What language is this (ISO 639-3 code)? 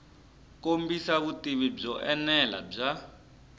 tso